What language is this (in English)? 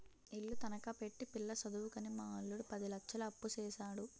Telugu